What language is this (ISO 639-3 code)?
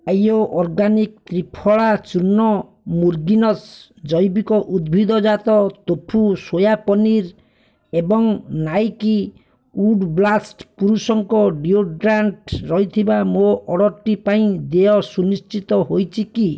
ori